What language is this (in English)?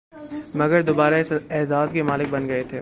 Urdu